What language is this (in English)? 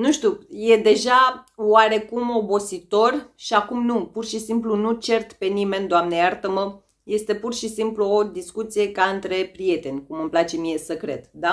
Romanian